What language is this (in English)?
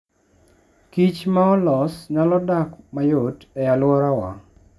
Luo (Kenya and Tanzania)